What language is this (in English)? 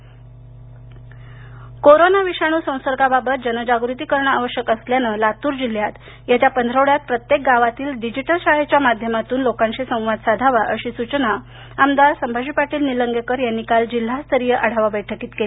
Marathi